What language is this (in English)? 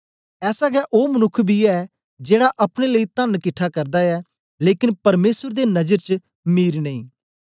Dogri